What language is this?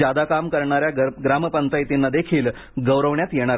Marathi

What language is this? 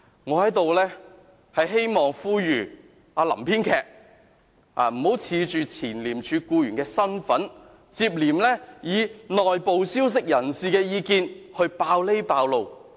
Cantonese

